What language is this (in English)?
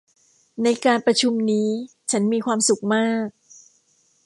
Thai